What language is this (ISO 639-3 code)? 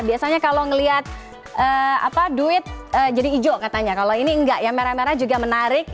ind